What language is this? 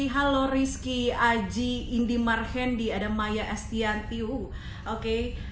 Indonesian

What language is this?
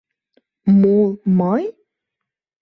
Mari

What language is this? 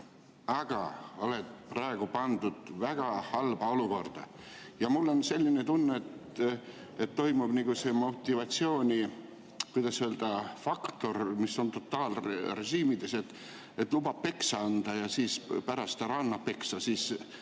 Estonian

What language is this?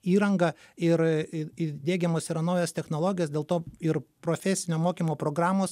Lithuanian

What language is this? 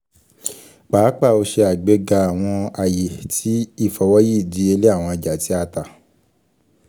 Yoruba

